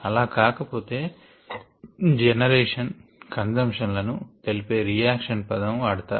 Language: Telugu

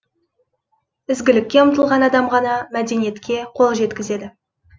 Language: Kazakh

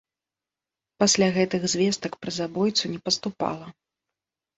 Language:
Belarusian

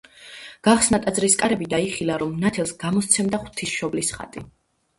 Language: Georgian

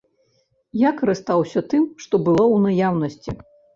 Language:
Belarusian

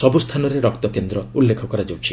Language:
Odia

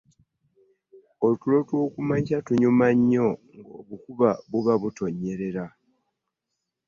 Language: Ganda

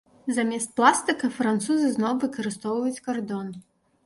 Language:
Belarusian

